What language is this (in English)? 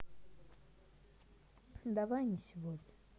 Russian